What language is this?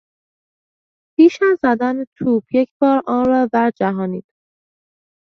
Persian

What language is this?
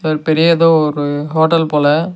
Tamil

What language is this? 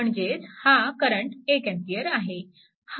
Marathi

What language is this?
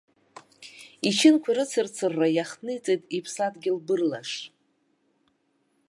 Abkhazian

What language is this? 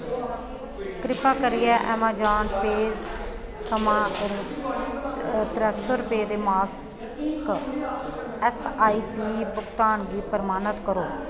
Dogri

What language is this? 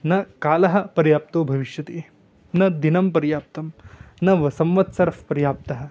Sanskrit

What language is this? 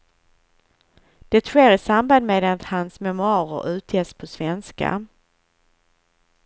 Swedish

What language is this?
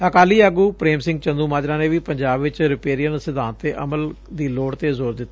Punjabi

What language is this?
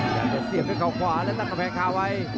Thai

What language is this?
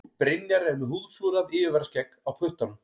Icelandic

